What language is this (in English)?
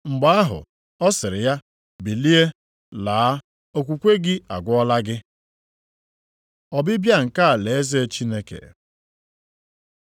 Igbo